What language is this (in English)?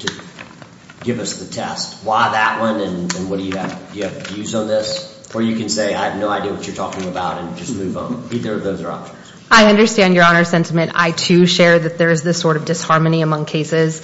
English